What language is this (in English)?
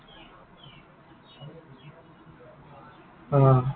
Assamese